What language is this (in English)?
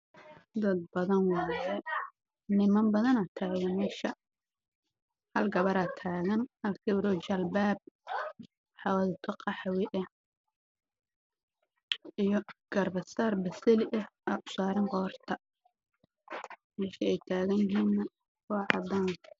Somali